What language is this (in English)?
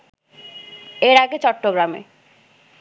Bangla